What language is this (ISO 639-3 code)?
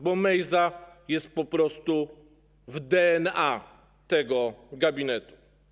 pol